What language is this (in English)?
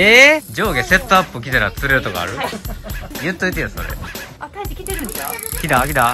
Japanese